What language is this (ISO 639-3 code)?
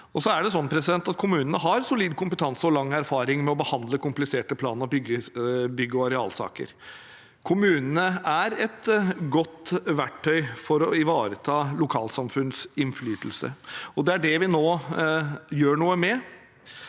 nor